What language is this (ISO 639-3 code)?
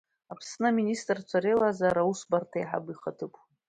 abk